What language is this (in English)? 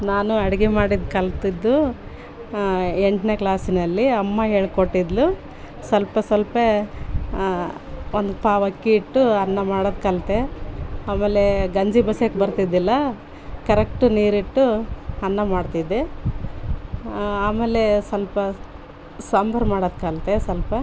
Kannada